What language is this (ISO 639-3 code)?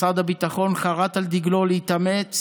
heb